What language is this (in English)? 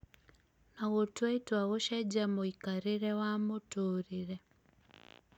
Kikuyu